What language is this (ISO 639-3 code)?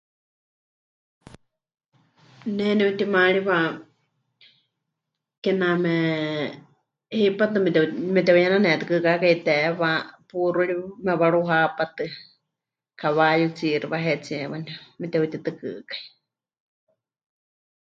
hch